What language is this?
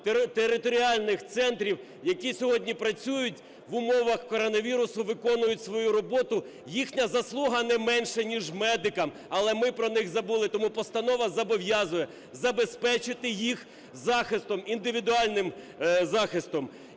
Ukrainian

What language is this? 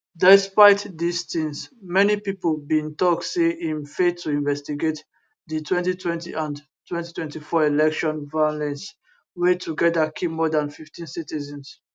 Nigerian Pidgin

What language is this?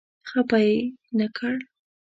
Pashto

